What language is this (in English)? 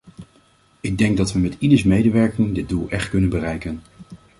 Dutch